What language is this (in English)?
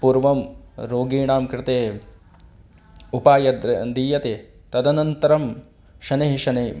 Sanskrit